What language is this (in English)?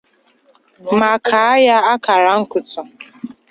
Igbo